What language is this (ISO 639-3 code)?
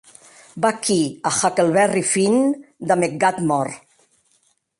oci